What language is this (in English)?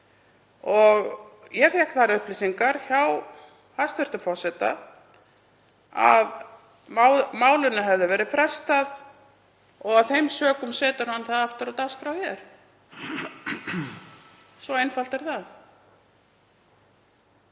Icelandic